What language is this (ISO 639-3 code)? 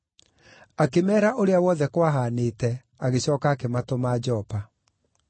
kik